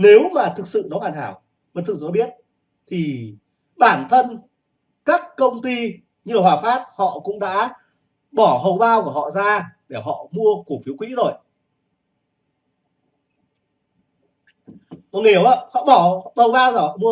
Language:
Vietnamese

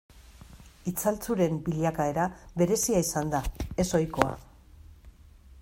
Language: Basque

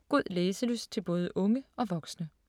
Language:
Danish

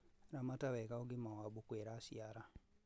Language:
Kikuyu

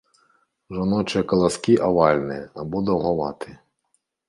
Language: Belarusian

